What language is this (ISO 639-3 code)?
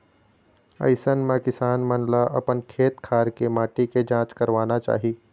hne